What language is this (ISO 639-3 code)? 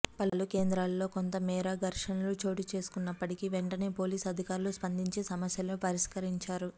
tel